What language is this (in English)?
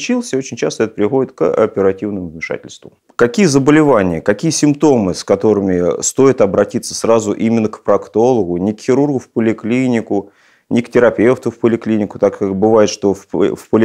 Russian